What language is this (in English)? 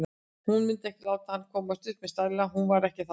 Icelandic